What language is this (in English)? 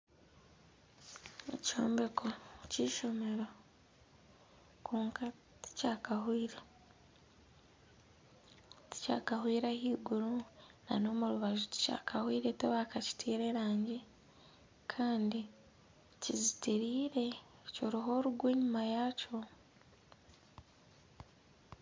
Nyankole